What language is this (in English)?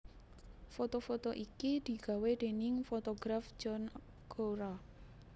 Javanese